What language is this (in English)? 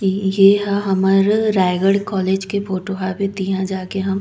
Chhattisgarhi